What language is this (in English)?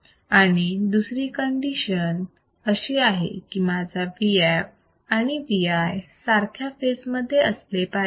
Marathi